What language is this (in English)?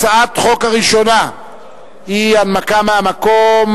Hebrew